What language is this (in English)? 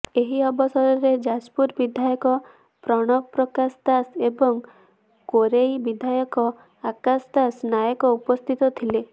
Odia